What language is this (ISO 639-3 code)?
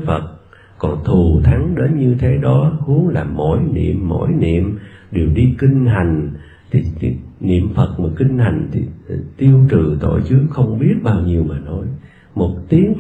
vie